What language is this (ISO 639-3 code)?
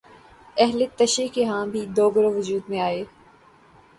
urd